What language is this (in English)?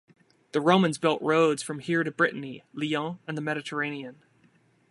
English